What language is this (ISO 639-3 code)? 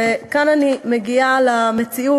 heb